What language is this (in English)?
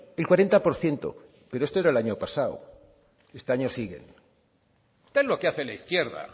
Spanish